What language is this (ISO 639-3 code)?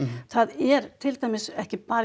isl